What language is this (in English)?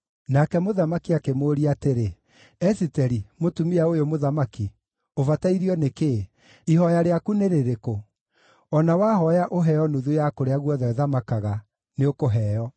Kikuyu